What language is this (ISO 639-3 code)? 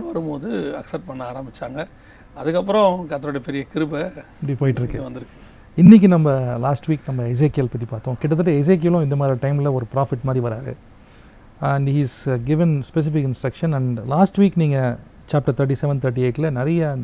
tam